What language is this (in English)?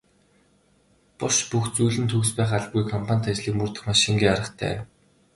Mongolian